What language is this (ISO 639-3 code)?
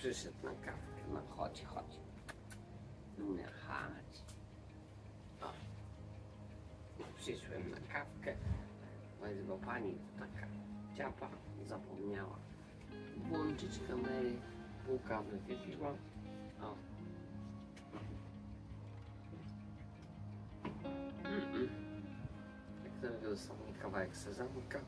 pol